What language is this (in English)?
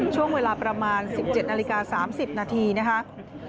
Thai